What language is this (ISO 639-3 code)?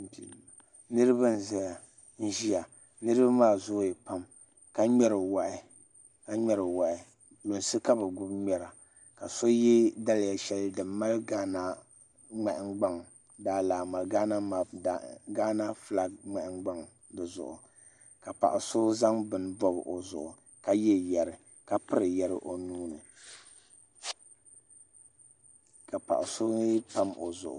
dag